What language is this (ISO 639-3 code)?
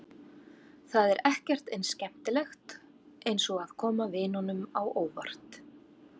isl